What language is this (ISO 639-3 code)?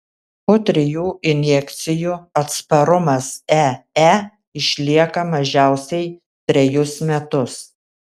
lit